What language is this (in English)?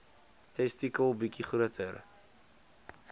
Afrikaans